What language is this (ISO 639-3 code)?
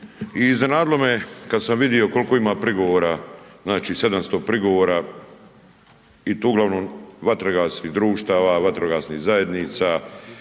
hrv